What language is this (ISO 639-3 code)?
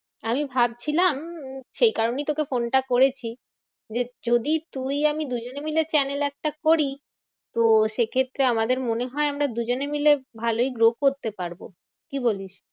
ben